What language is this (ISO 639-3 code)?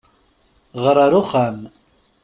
kab